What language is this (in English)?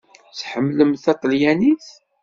Kabyle